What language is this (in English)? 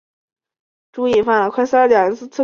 Chinese